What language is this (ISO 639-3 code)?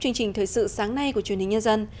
vie